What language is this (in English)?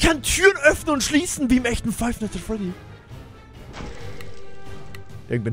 German